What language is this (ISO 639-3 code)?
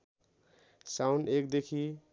nep